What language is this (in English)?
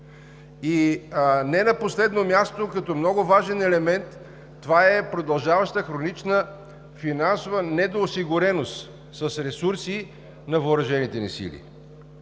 Bulgarian